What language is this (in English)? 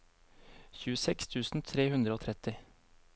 Norwegian